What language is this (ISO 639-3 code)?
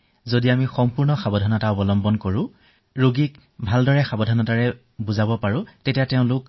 asm